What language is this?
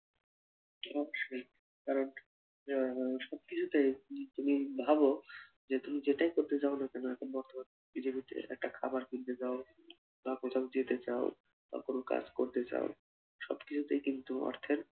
Bangla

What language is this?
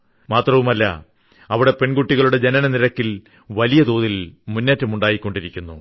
Malayalam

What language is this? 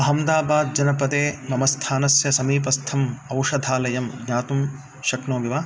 Sanskrit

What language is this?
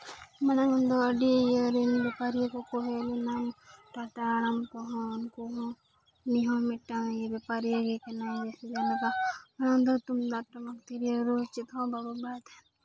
Santali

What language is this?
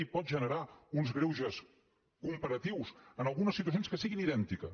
Catalan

